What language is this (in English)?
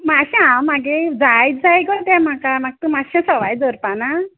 Konkani